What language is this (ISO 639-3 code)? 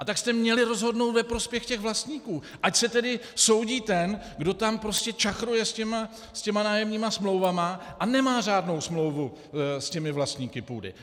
ces